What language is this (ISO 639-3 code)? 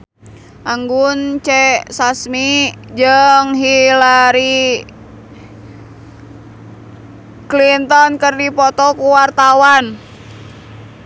sun